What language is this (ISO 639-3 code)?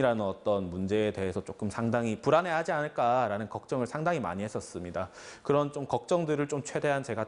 kor